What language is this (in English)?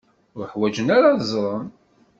Kabyle